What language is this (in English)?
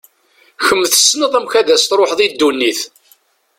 Kabyle